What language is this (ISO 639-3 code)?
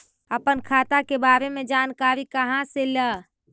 mag